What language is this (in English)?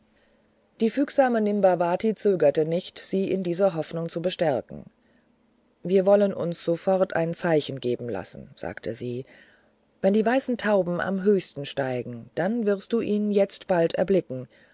German